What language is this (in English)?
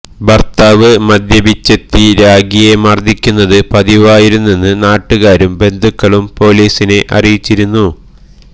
Malayalam